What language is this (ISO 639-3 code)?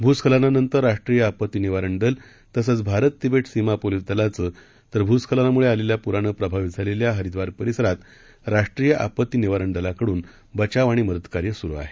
mar